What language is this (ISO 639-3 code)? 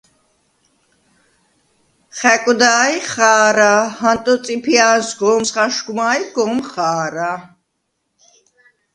sva